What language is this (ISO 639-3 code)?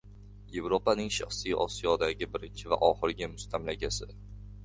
uzb